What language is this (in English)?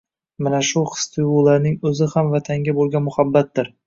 Uzbek